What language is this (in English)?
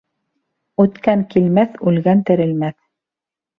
Bashkir